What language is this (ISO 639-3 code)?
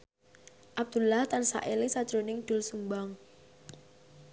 jav